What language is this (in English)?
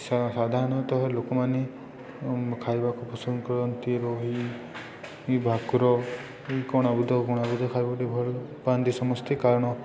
Odia